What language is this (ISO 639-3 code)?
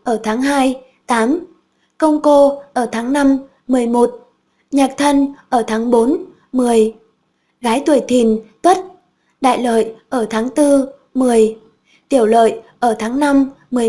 vie